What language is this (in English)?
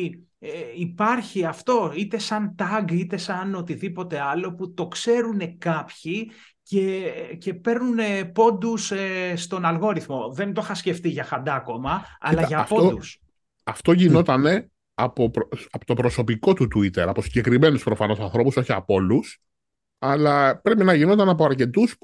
Greek